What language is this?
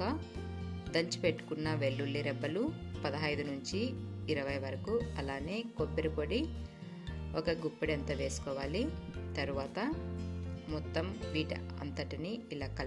Hindi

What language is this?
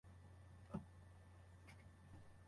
Japanese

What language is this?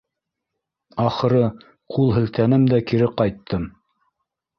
Bashkir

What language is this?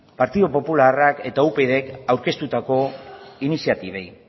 Basque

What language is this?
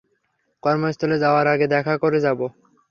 Bangla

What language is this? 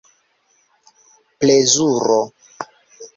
Esperanto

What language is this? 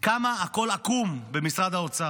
Hebrew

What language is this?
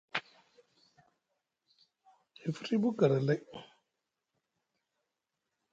Musgu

